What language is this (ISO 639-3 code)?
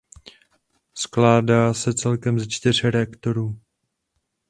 ces